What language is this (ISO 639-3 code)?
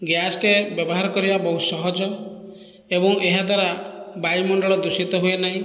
ori